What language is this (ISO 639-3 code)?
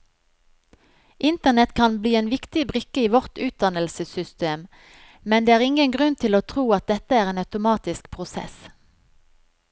nor